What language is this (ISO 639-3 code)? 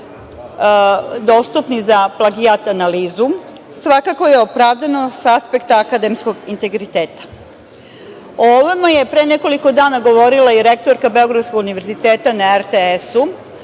srp